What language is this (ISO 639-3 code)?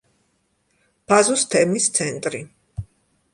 kat